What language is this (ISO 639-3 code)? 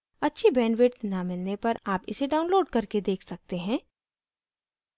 hin